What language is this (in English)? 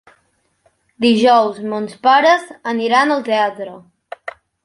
Catalan